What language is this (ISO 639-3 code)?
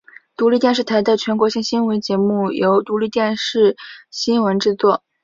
zho